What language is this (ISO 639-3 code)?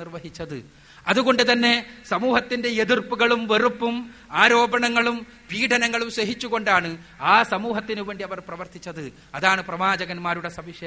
mal